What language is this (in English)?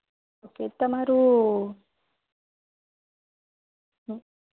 Gujarati